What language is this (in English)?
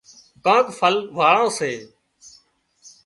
Wadiyara Koli